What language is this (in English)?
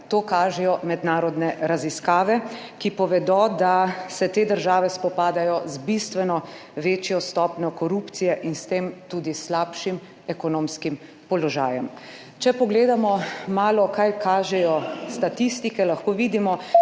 Slovenian